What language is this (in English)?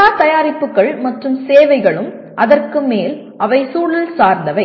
Tamil